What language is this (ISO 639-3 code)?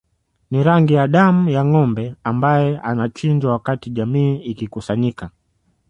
swa